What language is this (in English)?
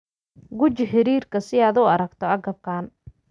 Somali